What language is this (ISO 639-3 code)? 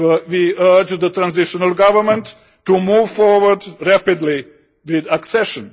eng